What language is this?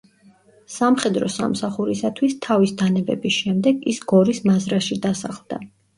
Georgian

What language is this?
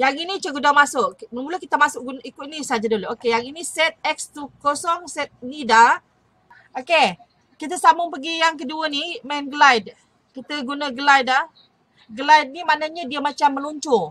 Malay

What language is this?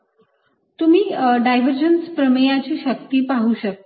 Marathi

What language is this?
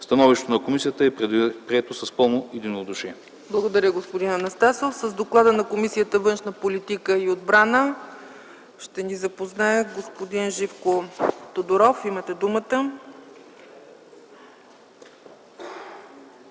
Bulgarian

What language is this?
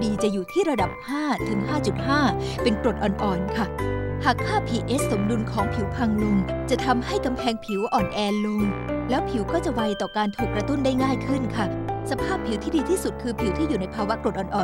Thai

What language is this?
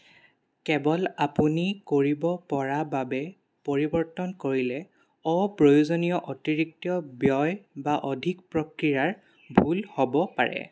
Assamese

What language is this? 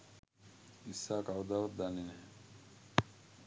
Sinhala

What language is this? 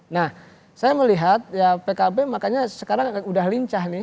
Indonesian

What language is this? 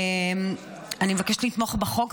Hebrew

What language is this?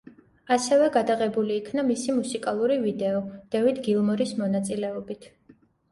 Georgian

